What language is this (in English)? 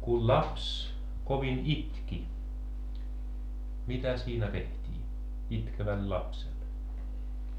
Finnish